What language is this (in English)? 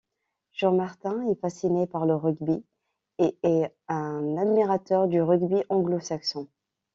French